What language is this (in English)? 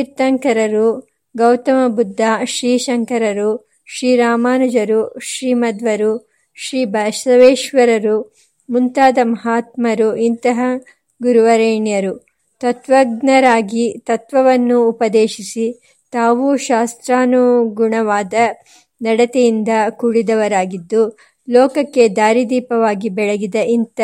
Kannada